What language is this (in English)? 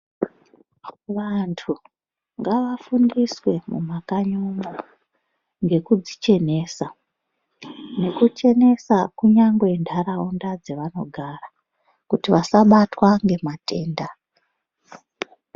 Ndau